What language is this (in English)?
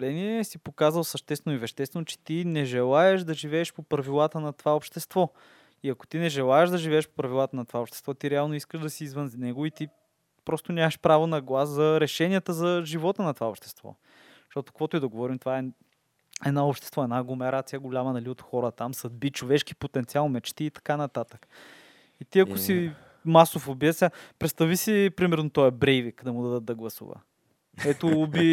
Bulgarian